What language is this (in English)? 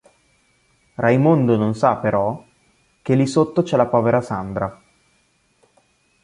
Italian